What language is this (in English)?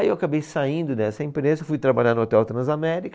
Portuguese